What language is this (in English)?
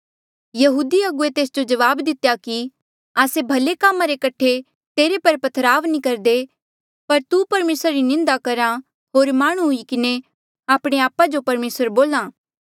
Mandeali